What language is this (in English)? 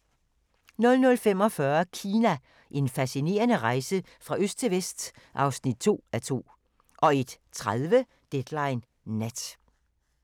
Danish